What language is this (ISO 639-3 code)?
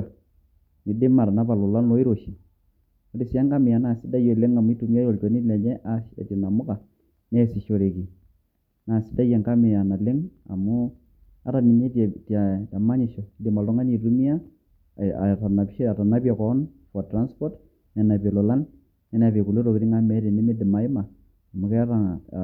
mas